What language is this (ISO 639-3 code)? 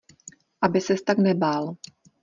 ces